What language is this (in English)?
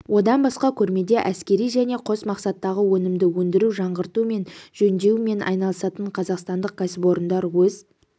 Kazakh